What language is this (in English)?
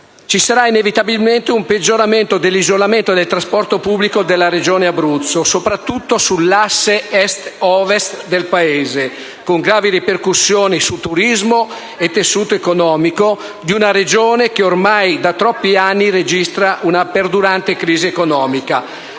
Italian